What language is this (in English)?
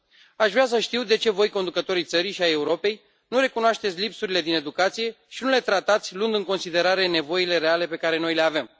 Romanian